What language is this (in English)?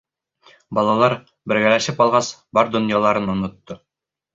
Bashkir